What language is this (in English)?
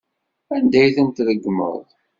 Kabyle